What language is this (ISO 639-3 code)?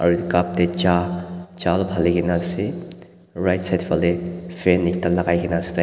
nag